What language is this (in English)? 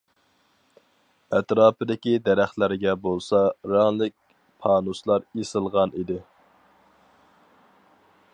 Uyghur